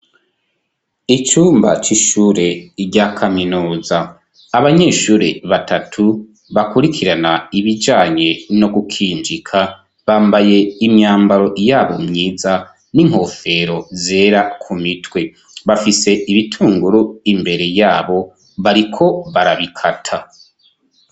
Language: Rundi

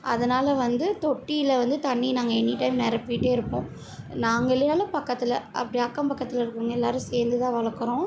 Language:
Tamil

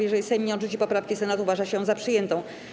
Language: Polish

